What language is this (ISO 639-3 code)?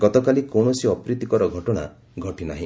ori